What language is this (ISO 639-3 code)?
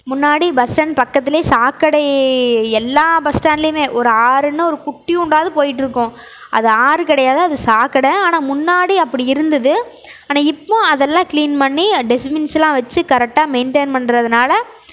tam